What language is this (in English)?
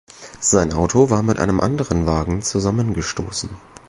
German